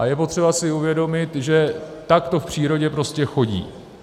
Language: Czech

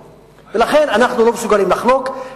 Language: Hebrew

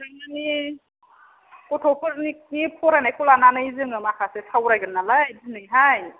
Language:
Bodo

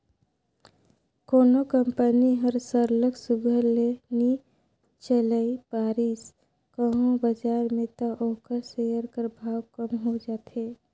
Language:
Chhattisgarhi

